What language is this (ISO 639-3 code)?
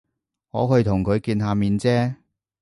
yue